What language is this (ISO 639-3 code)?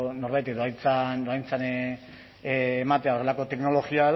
eus